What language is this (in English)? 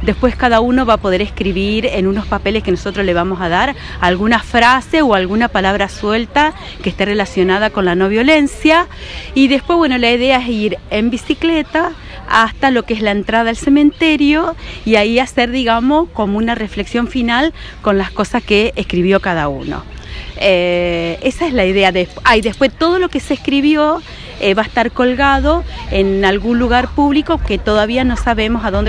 Spanish